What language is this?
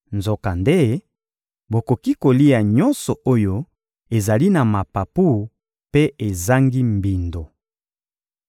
Lingala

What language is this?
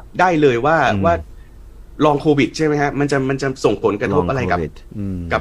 Thai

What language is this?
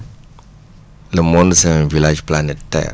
Wolof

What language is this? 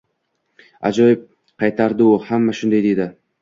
Uzbek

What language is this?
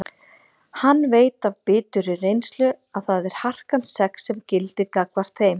Icelandic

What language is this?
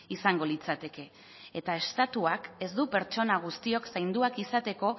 Basque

